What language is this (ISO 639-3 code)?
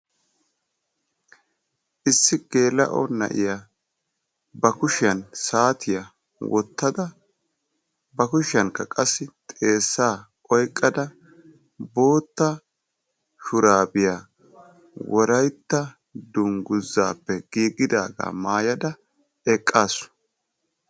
wal